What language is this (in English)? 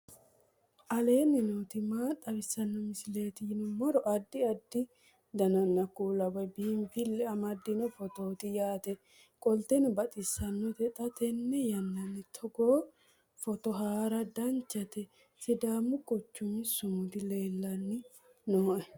Sidamo